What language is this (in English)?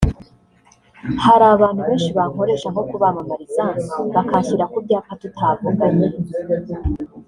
Kinyarwanda